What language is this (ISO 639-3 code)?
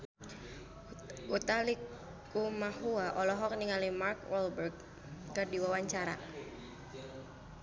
sun